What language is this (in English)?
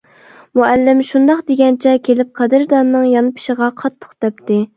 Uyghur